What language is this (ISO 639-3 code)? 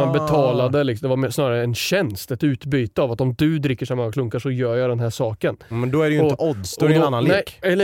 swe